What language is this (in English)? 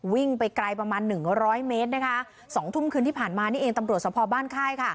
Thai